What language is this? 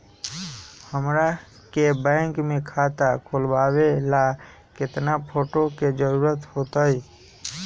Magahi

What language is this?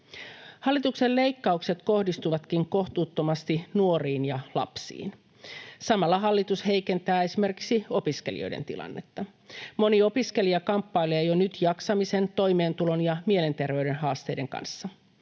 Finnish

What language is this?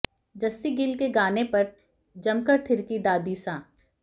Hindi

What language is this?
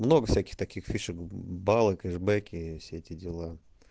Russian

